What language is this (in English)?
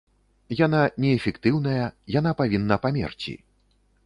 Belarusian